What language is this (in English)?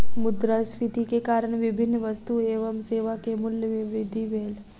Maithili